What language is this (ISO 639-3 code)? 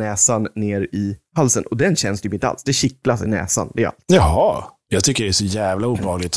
swe